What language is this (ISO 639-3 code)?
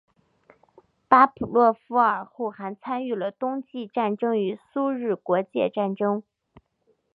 zho